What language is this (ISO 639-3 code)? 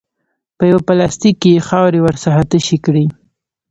pus